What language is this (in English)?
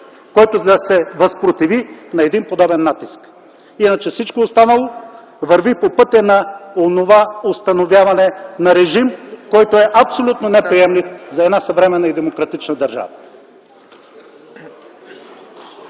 Bulgarian